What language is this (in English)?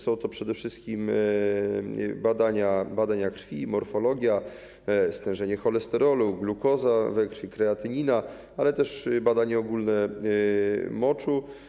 Polish